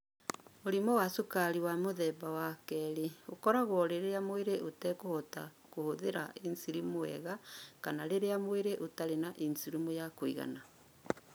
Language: Kikuyu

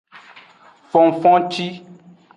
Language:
Aja (Benin)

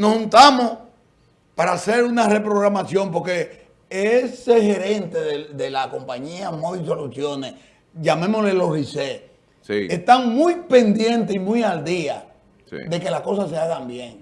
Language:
Spanish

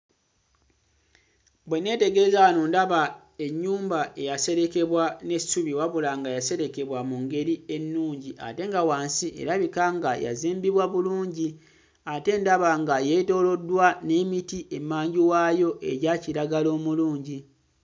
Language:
Ganda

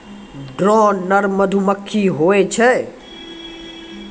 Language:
Maithili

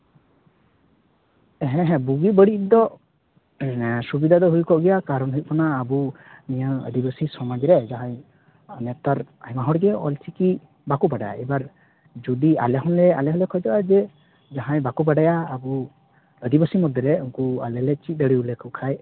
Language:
Santali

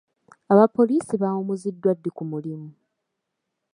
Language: Ganda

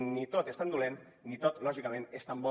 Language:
Catalan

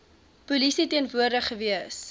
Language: Afrikaans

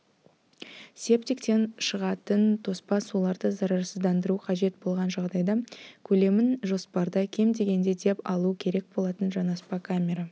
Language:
Kazakh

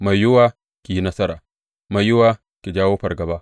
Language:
Hausa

